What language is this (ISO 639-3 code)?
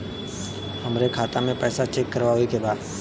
bho